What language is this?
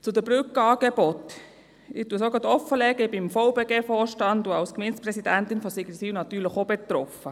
Swiss German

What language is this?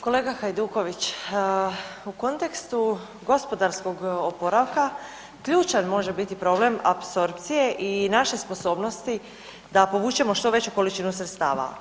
Croatian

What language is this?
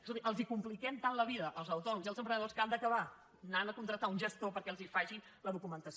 Catalan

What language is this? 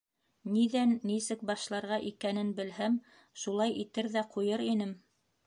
Bashkir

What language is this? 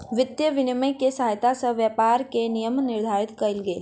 Maithili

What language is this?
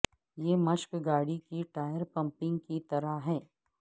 Urdu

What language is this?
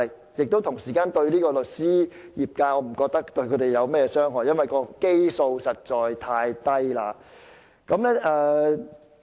Cantonese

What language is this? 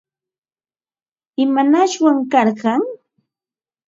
Ambo-Pasco Quechua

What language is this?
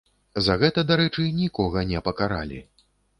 Belarusian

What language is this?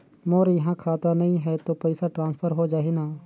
Chhattisgarhi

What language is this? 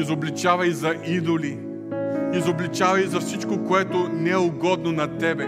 Bulgarian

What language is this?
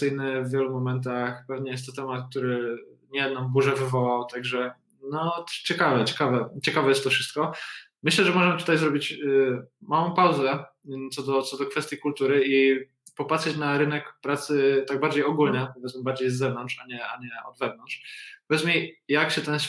Polish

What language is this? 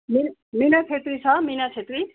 Nepali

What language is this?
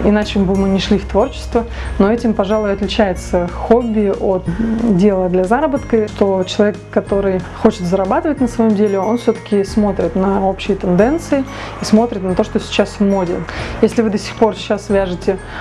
Russian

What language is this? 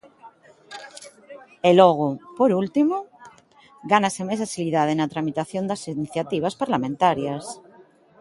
Galician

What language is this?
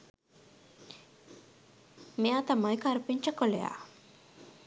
Sinhala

